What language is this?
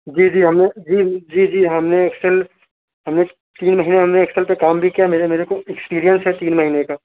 Urdu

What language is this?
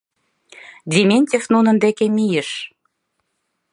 Mari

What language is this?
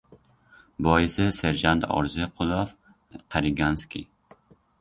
Uzbek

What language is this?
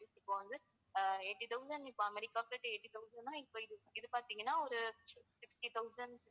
Tamil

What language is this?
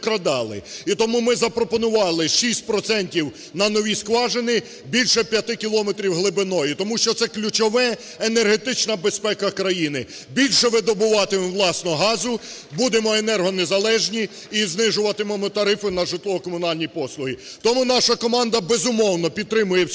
Ukrainian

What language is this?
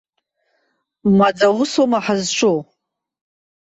Abkhazian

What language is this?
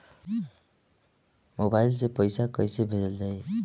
Bhojpuri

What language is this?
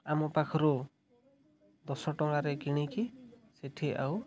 Odia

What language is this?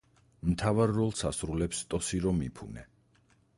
Georgian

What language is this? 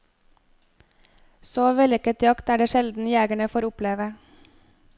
Norwegian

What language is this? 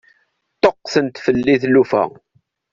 Kabyle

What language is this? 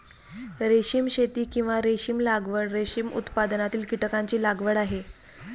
Marathi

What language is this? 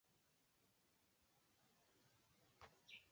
Mokpwe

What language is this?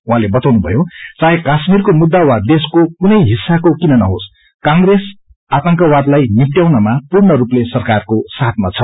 Nepali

